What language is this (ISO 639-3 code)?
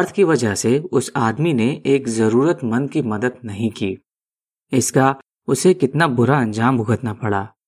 hin